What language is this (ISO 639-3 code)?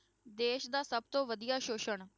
pan